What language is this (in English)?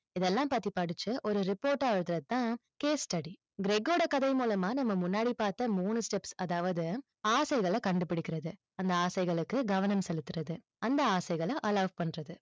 Tamil